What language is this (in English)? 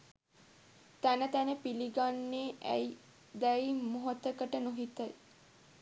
Sinhala